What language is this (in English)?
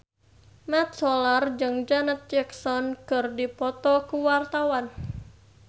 Sundanese